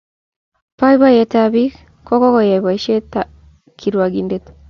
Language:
Kalenjin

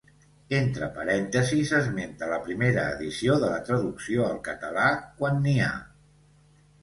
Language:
Catalan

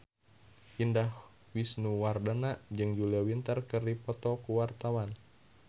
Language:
Sundanese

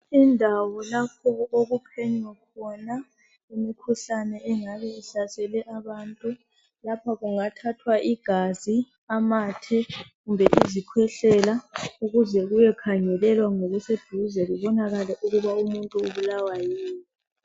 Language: North Ndebele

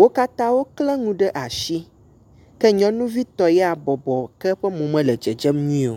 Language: Ewe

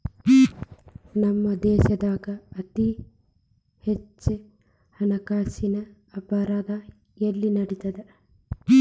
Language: Kannada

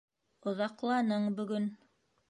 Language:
Bashkir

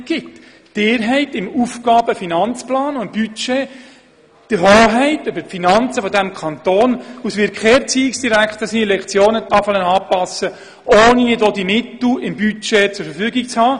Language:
Swiss German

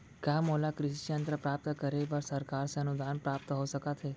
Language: Chhattisgarhi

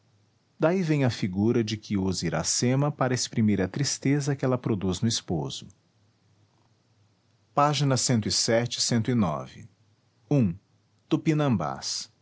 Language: Portuguese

